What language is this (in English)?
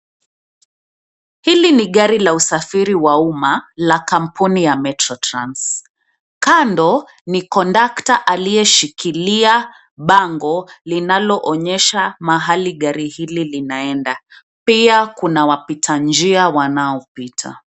Swahili